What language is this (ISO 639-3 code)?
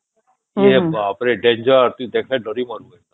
ori